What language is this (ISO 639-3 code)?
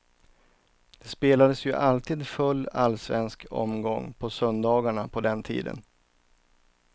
swe